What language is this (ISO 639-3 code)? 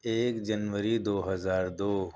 urd